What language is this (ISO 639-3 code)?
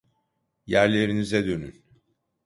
tur